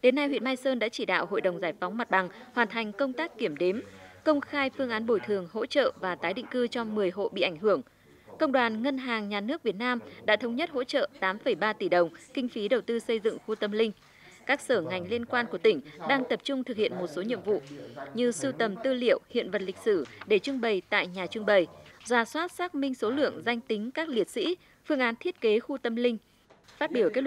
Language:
Vietnamese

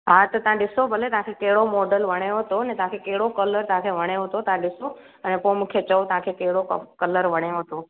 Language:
Sindhi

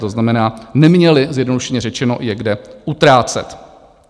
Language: Czech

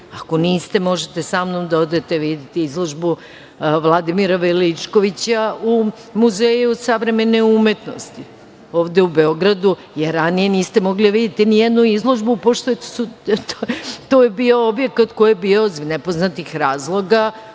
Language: Serbian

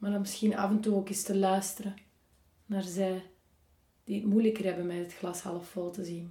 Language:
Dutch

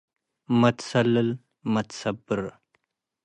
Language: Tigre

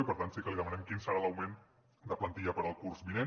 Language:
Catalan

